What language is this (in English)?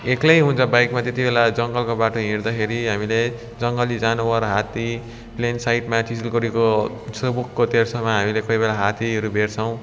Nepali